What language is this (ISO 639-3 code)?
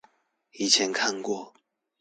zho